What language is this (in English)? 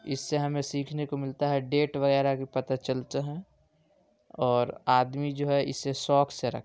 Urdu